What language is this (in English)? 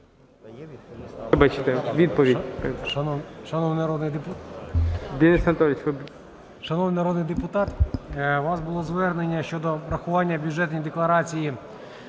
Ukrainian